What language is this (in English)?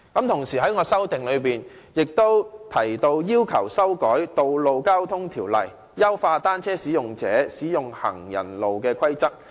Cantonese